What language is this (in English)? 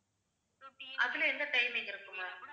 Tamil